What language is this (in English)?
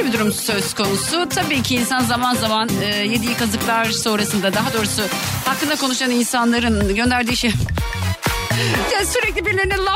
Turkish